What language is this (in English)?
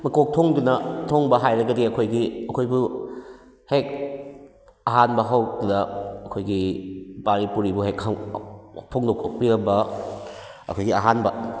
Manipuri